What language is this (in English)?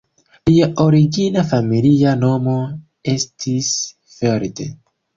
Esperanto